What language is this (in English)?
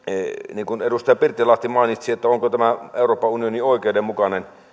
Finnish